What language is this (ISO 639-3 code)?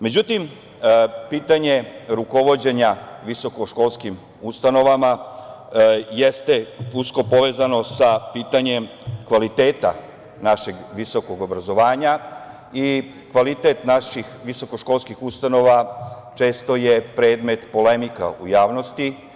srp